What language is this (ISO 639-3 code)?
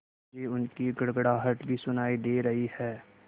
hin